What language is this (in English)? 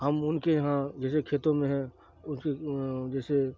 Urdu